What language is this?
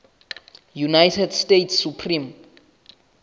Southern Sotho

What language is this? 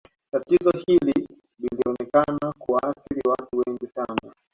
Swahili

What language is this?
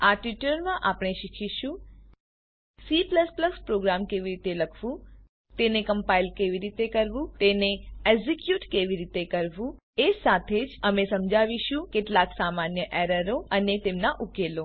Gujarati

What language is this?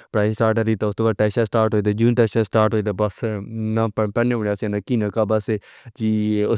Pahari-Potwari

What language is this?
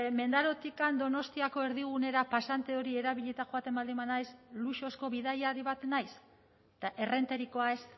Basque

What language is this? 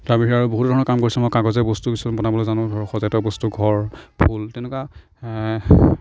Assamese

